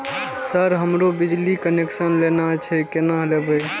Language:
Maithili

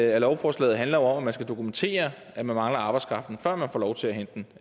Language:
Danish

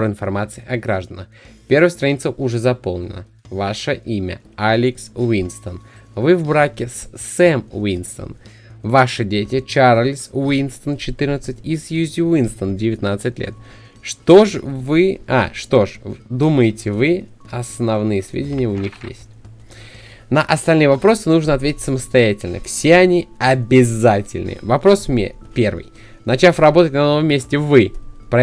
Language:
Russian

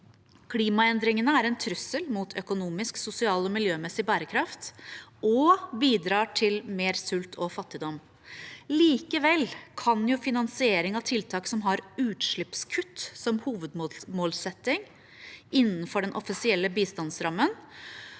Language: Norwegian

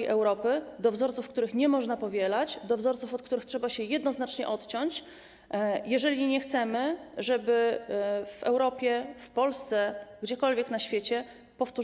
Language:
Polish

